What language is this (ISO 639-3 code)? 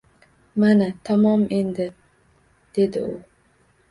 uzb